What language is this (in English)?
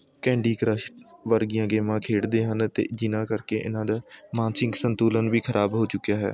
Punjabi